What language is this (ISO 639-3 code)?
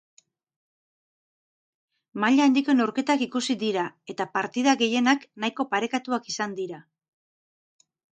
eus